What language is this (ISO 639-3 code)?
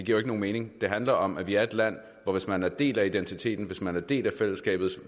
dan